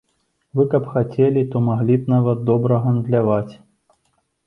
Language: Belarusian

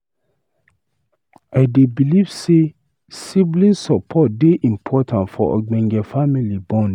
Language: Nigerian Pidgin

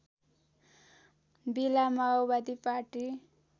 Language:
Nepali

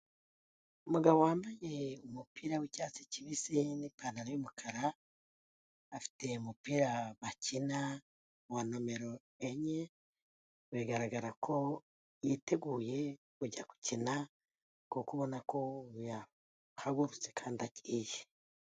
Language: Kinyarwanda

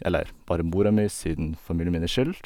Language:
Norwegian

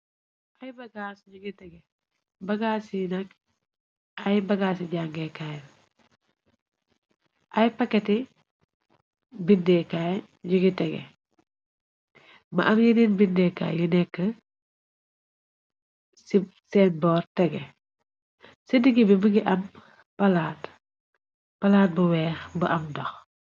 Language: Wolof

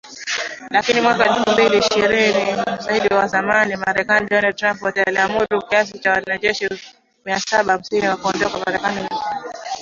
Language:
Swahili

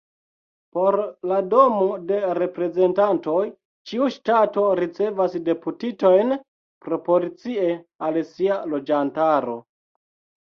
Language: Esperanto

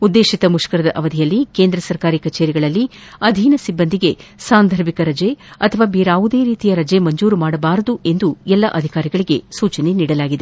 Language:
Kannada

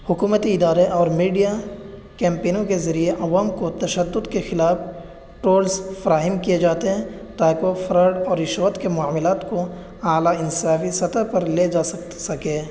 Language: Urdu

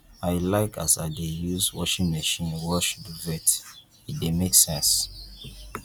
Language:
Nigerian Pidgin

